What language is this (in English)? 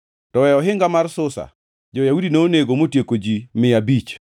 Luo (Kenya and Tanzania)